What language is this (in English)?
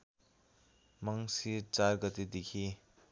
Nepali